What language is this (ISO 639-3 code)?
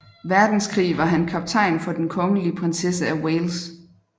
dan